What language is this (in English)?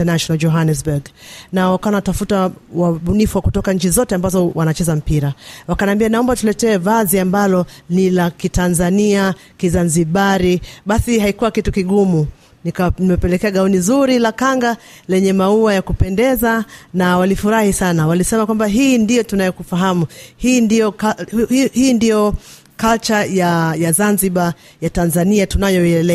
Swahili